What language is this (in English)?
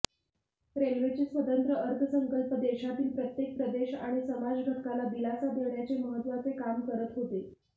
Marathi